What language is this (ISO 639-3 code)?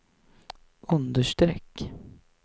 swe